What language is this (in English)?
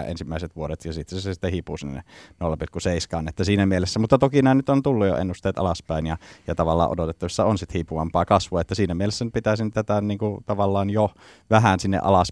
Finnish